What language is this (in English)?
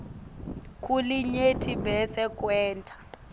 Swati